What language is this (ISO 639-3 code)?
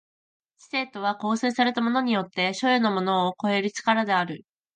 jpn